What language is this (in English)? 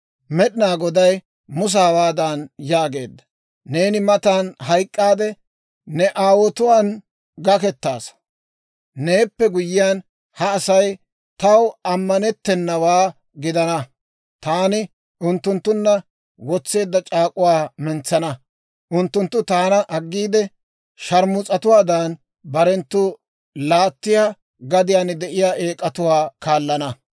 Dawro